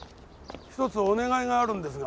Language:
Japanese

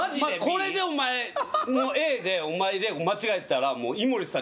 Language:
Japanese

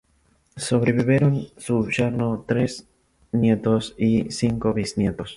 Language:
Spanish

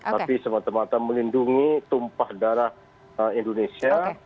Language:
Indonesian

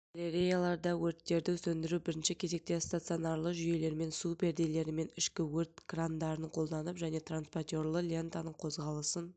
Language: Kazakh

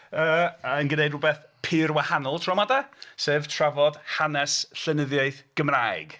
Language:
Welsh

